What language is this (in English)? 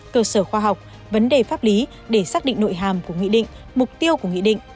Vietnamese